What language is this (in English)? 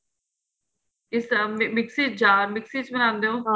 Punjabi